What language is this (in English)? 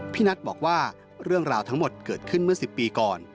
Thai